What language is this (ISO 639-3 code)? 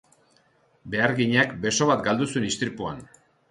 eus